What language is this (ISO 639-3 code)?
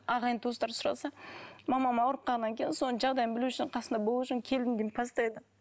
kaz